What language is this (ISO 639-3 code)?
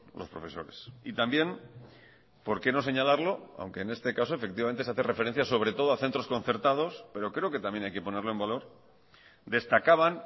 spa